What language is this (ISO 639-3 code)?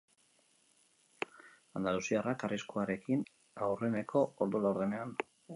eus